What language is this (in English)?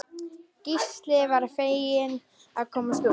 Icelandic